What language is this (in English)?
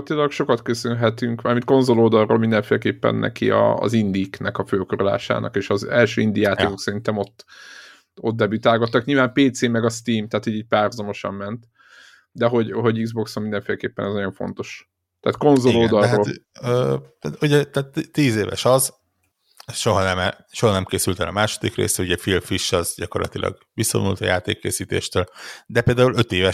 Hungarian